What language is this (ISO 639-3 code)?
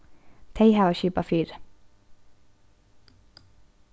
fao